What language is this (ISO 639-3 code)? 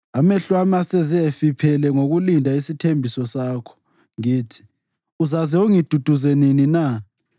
nde